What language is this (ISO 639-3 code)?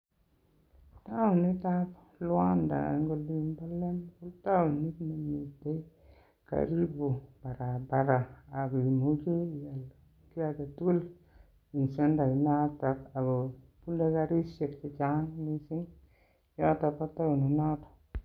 kln